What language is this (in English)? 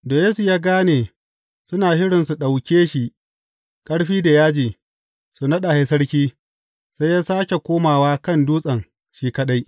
Hausa